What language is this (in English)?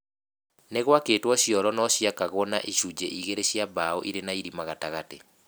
Kikuyu